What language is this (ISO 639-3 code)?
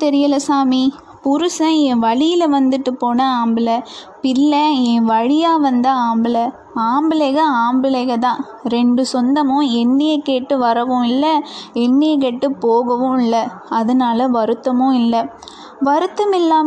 tam